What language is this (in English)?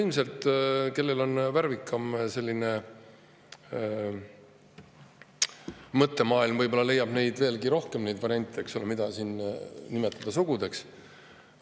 Estonian